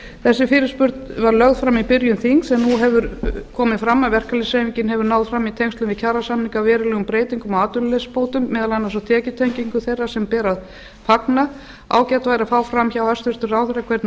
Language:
Icelandic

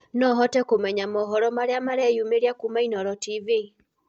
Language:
Kikuyu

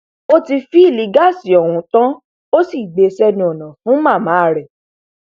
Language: Yoruba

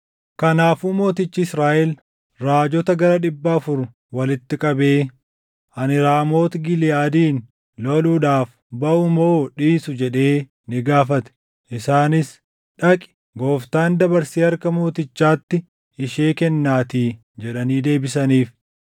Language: Oromo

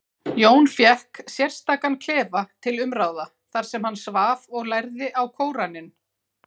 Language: Icelandic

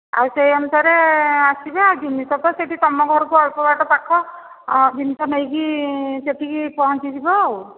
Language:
Odia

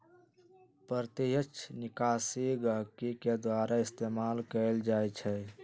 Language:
Magahi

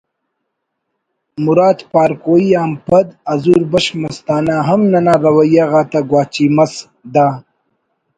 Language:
Brahui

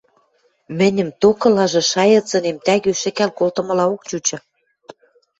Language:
Western Mari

